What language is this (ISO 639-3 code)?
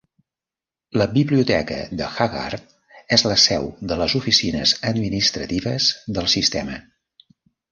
cat